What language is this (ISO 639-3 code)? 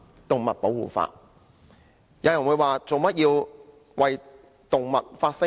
yue